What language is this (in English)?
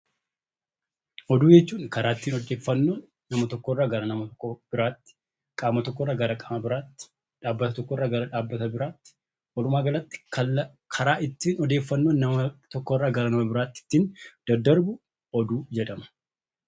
Oromo